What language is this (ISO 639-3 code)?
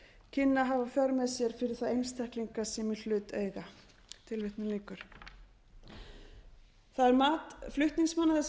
isl